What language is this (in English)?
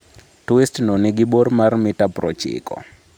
Luo (Kenya and Tanzania)